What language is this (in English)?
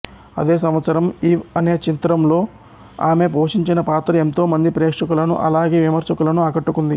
Telugu